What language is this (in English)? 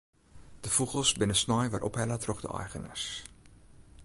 Western Frisian